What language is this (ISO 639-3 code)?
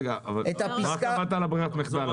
heb